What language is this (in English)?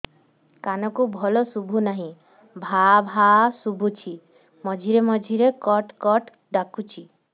Odia